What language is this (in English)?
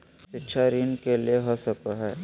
Magahi